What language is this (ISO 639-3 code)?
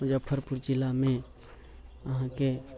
mai